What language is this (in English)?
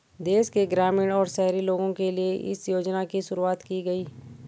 Hindi